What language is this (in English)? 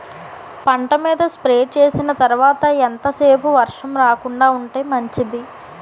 Telugu